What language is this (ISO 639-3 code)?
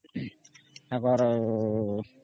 ori